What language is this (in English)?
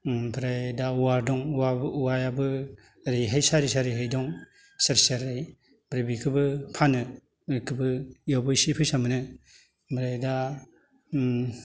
Bodo